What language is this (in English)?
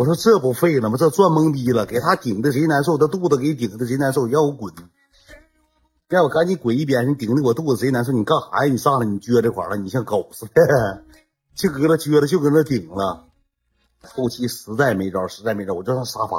Chinese